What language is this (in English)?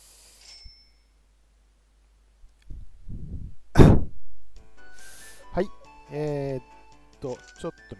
Japanese